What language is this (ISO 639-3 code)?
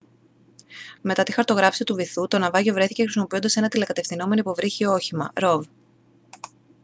ell